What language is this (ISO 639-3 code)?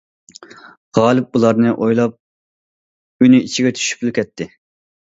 uig